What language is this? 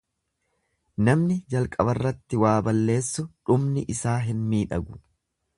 Oromo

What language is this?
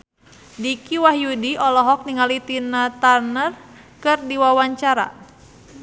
Sundanese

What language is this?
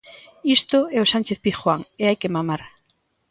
Galician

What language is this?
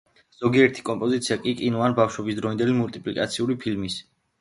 Georgian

